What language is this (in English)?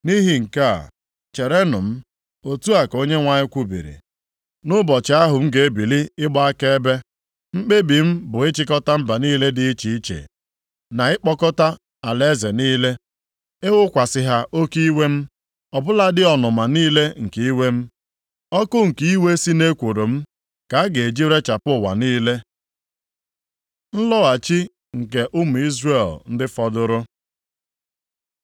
Igbo